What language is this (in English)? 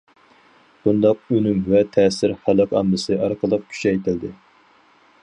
Uyghur